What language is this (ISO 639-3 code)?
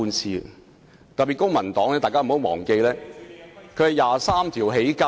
yue